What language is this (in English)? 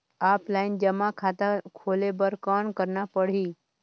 Chhattisgarhi